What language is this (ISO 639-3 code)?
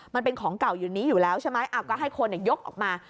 tha